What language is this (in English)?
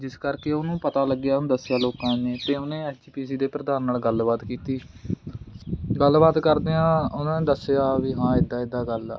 Punjabi